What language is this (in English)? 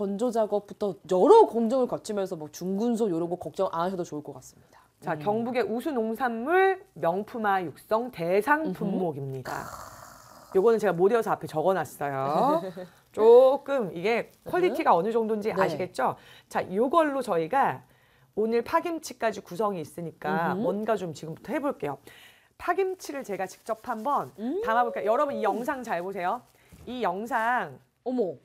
Korean